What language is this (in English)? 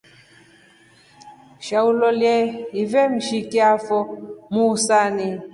Rombo